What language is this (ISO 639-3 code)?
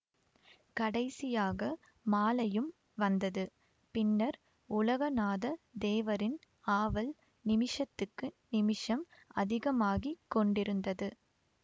tam